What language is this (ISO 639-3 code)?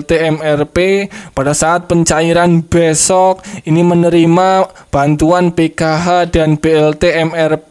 ind